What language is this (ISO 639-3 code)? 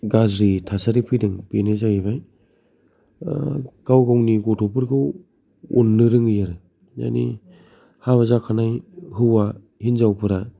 brx